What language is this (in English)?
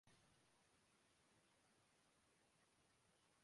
Urdu